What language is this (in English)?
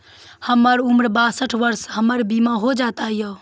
Maithili